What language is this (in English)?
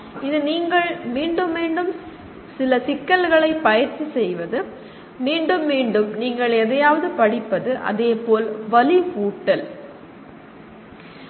Tamil